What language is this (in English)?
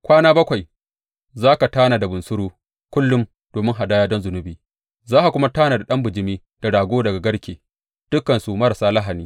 Hausa